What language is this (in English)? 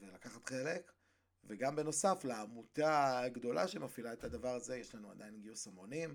Hebrew